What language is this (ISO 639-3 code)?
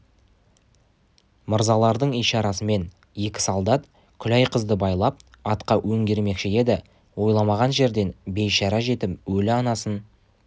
kaz